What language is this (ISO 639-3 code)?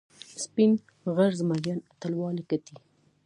pus